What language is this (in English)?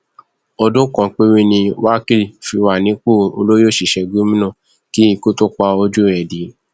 Yoruba